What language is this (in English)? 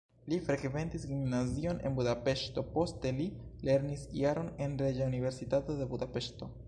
Esperanto